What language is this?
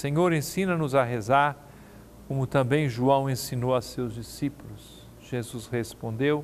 Portuguese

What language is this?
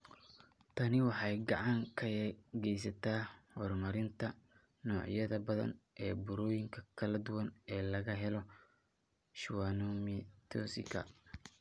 Somali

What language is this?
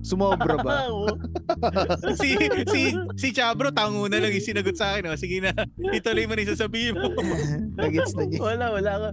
Filipino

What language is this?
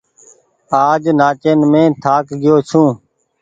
Goaria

